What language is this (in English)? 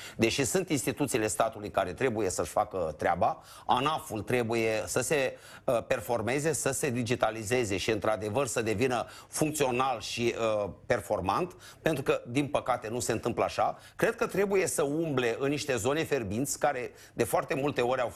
Romanian